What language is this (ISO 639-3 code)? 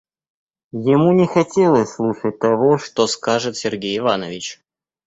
rus